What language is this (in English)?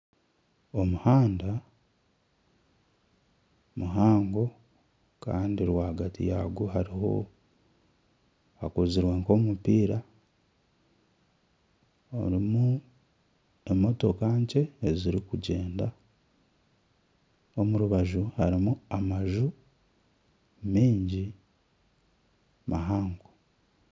Nyankole